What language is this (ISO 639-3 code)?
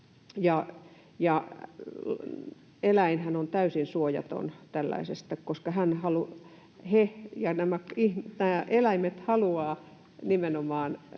fin